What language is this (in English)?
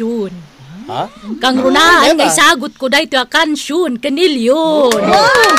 Filipino